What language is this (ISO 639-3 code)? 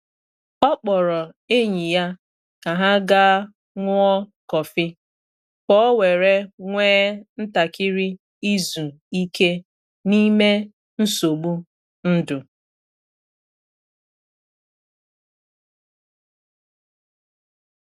ibo